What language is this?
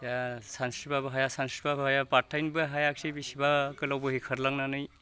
Bodo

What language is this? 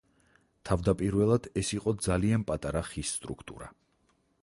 Georgian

